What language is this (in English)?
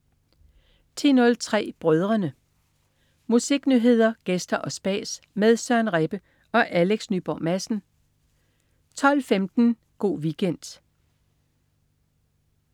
Danish